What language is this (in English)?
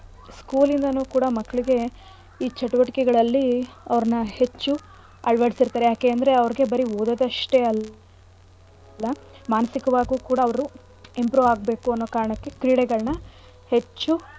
Kannada